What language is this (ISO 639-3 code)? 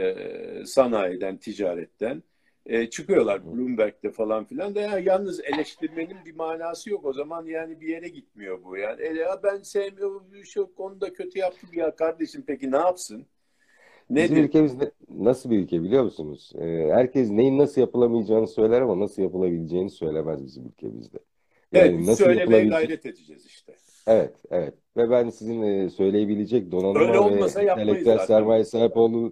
tur